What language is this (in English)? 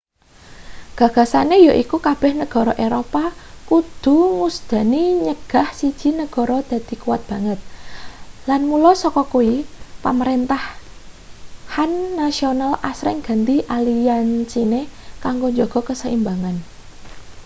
Javanese